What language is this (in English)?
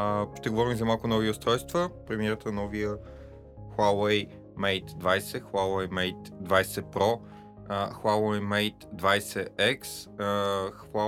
Bulgarian